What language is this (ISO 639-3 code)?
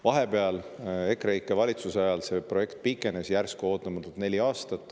est